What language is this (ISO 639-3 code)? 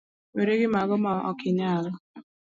luo